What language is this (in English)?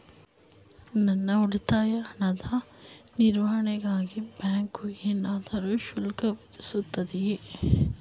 Kannada